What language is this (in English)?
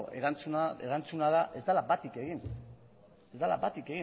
Basque